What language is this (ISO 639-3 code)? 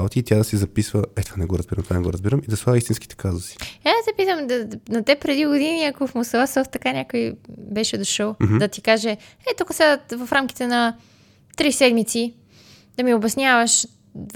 bul